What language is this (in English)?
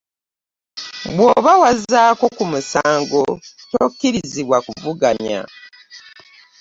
Ganda